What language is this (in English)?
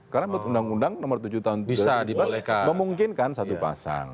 Indonesian